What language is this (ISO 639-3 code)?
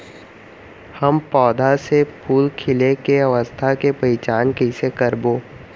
hne